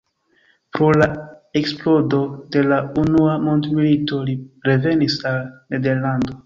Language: Esperanto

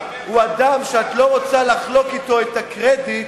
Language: Hebrew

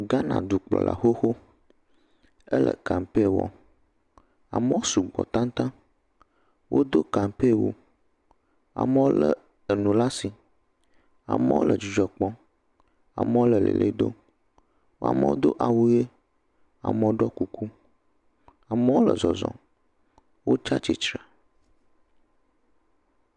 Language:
Ewe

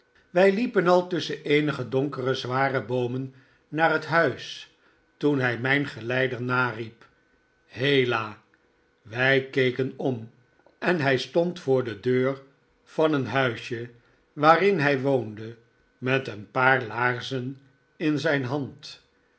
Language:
Dutch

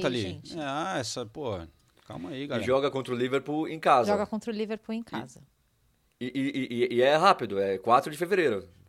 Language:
Portuguese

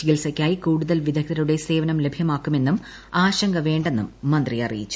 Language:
Malayalam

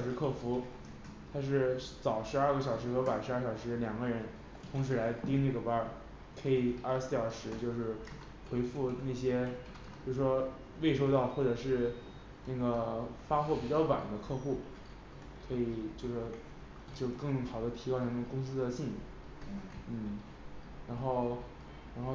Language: Chinese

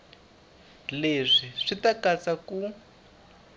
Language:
Tsonga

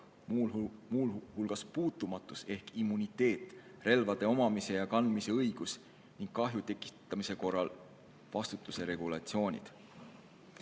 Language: Estonian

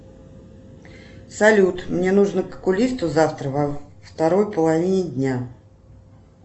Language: Russian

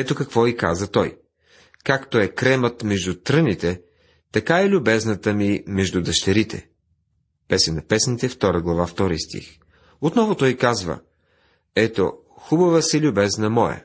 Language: Bulgarian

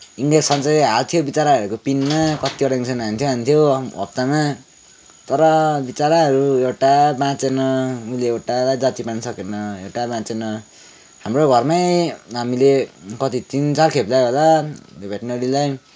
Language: Nepali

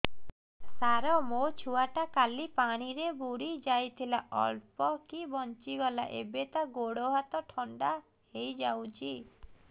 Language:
Odia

